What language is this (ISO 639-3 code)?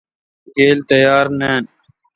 xka